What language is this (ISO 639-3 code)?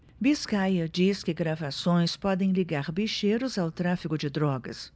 por